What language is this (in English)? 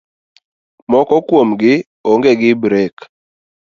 Luo (Kenya and Tanzania)